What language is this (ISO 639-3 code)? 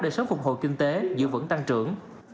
vie